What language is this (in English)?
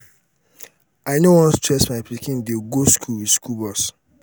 Nigerian Pidgin